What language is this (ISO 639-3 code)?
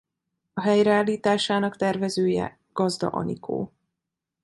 hun